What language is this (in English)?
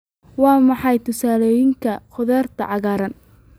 Somali